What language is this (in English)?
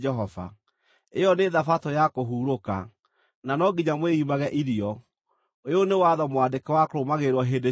Kikuyu